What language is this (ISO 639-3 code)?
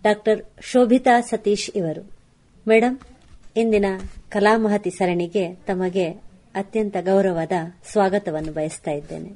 kan